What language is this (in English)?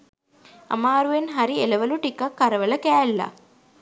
Sinhala